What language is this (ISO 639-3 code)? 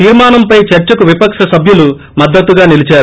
tel